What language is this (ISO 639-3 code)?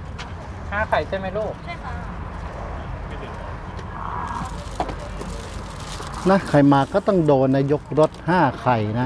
tha